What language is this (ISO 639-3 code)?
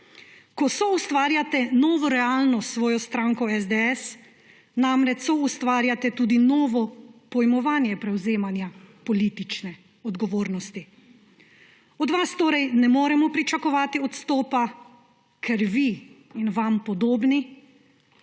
slv